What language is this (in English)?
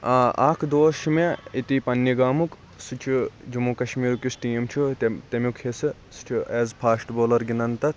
Kashmiri